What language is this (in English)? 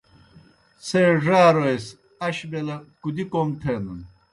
Kohistani Shina